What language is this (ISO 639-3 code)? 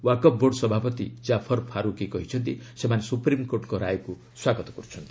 ori